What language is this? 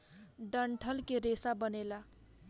Bhojpuri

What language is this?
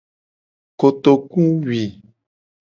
Gen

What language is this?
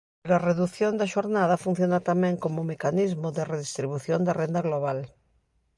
Galician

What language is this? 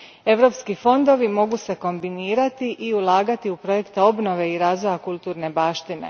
Croatian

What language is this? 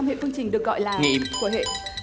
Vietnamese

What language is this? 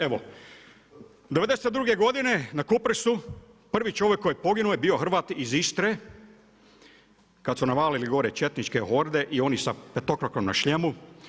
Croatian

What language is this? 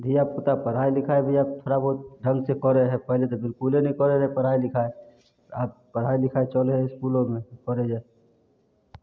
Maithili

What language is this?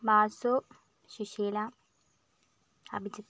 Malayalam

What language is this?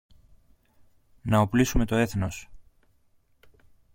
Greek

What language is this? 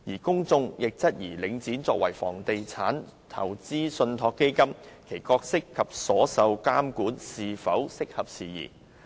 Cantonese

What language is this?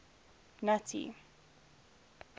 English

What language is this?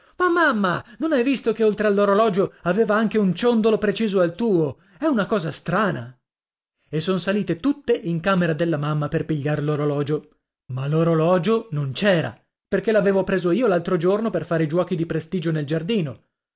Italian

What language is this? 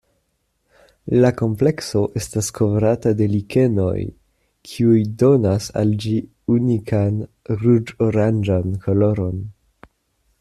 Esperanto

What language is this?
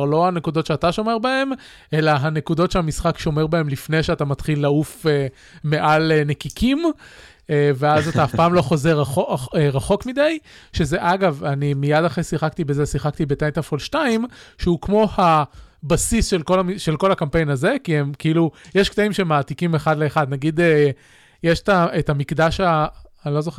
Hebrew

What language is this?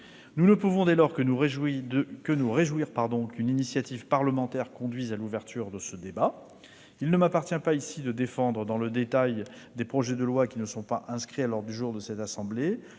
French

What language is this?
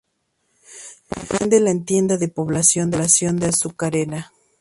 Spanish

